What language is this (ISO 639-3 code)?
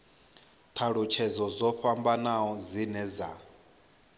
ven